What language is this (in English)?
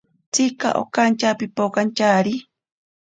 Ashéninka Perené